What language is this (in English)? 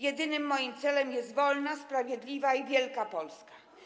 Polish